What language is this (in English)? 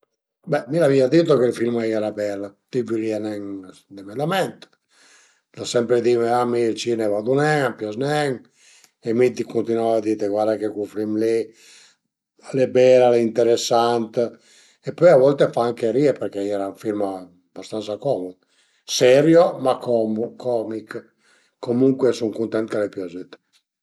Piedmontese